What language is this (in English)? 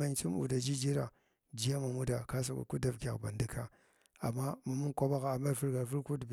Glavda